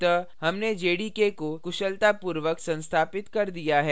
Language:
Hindi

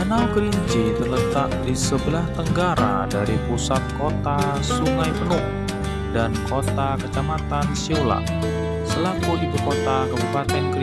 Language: Indonesian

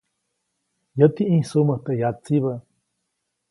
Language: Copainalá Zoque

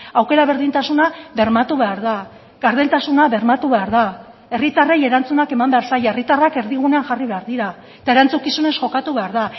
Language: Basque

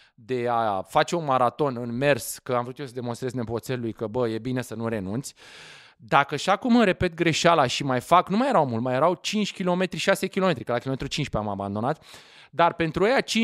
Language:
Romanian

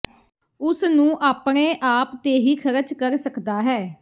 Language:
Punjabi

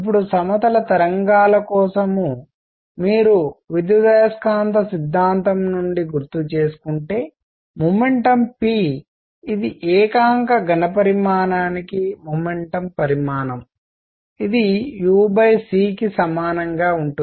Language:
Telugu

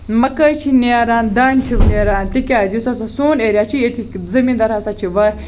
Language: Kashmiri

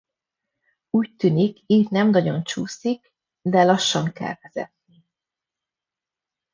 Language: Hungarian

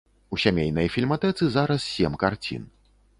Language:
Belarusian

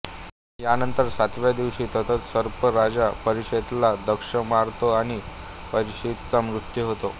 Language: Marathi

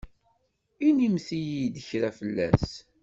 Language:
Kabyle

